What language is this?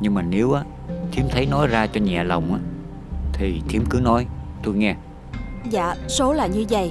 Vietnamese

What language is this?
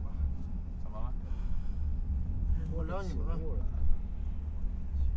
Chinese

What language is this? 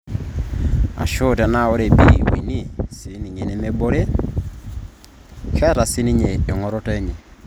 Masai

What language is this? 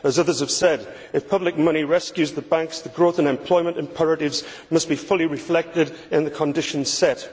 English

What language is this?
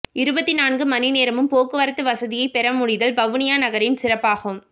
Tamil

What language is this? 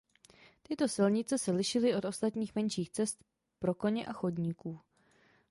Czech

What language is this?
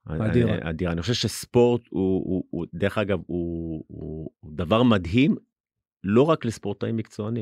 Hebrew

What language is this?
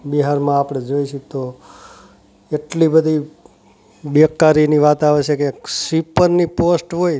Gujarati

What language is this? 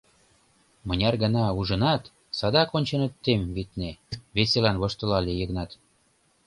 Mari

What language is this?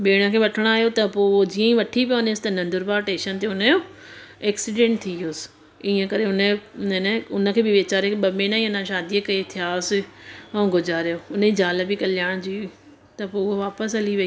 Sindhi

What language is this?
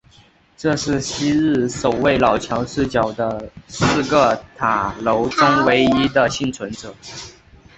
Chinese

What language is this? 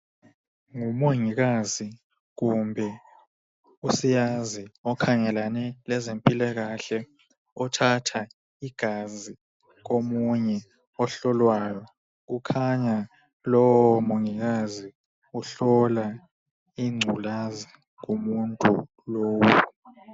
North Ndebele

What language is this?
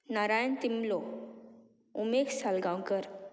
Konkani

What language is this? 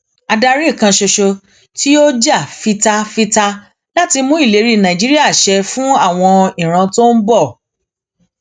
Yoruba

